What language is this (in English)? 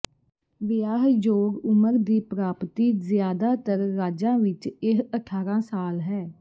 Punjabi